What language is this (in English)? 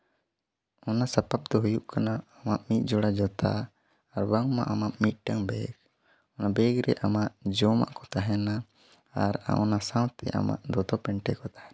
Santali